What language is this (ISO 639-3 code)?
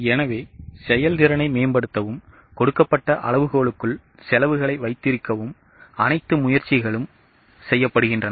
tam